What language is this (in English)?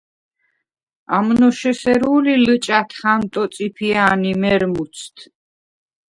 Svan